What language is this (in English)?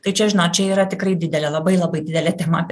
Lithuanian